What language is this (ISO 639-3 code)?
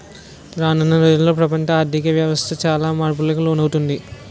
tel